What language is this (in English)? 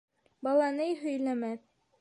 Bashkir